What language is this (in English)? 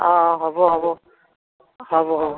Assamese